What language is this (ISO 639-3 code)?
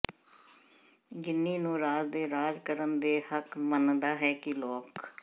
pan